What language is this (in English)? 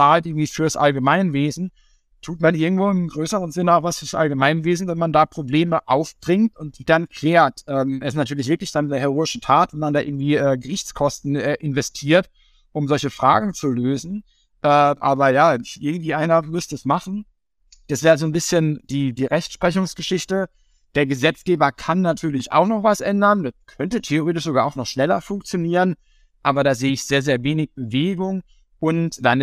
German